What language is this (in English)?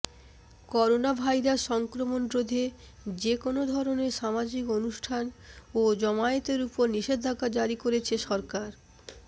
Bangla